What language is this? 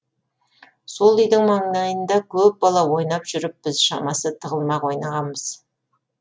Kazakh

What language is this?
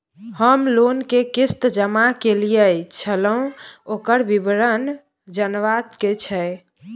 Maithili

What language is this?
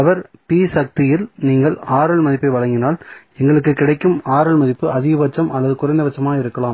Tamil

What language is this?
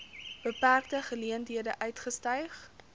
Afrikaans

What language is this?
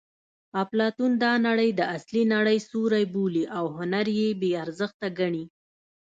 Pashto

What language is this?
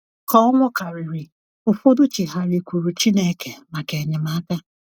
Igbo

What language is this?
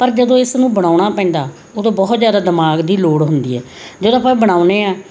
Punjabi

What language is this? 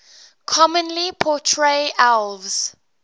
English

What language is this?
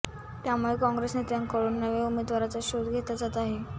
Marathi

